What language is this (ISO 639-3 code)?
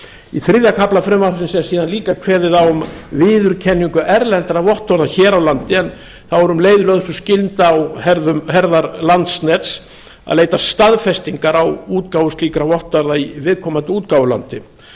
isl